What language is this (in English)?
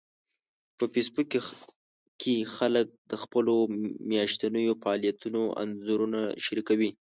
Pashto